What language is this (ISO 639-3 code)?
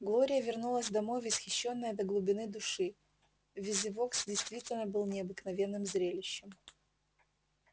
rus